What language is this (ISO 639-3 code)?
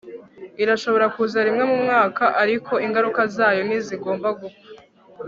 kin